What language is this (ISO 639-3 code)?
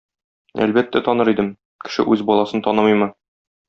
tat